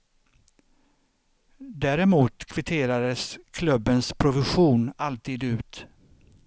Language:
Swedish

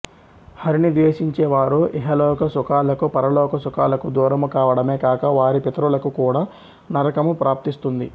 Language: Telugu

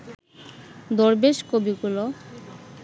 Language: Bangla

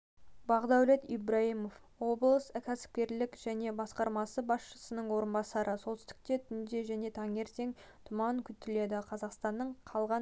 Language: Kazakh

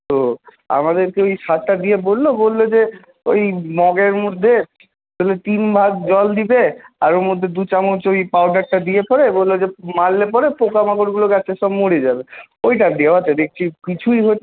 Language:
Bangla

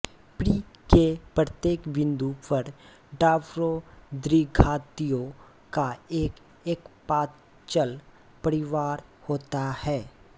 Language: Hindi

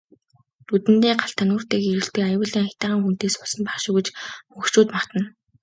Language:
Mongolian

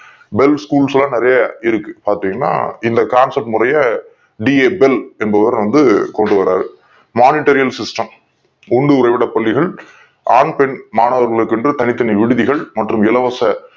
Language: Tamil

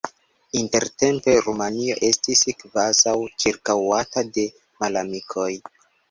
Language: Esperanto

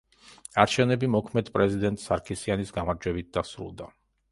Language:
Georgian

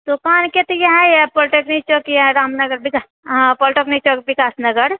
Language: Maithili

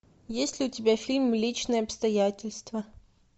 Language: Russian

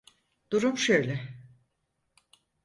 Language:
Turkish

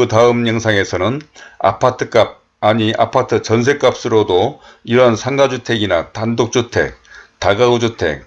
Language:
Korean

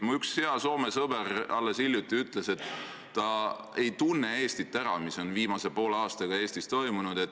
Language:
Estonian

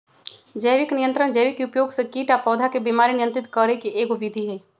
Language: Magahi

